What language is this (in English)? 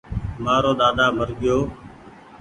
Goaria